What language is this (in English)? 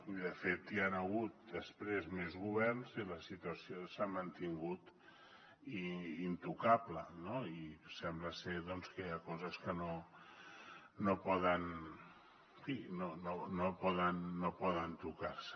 Catalan